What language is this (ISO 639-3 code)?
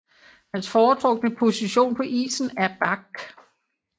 dan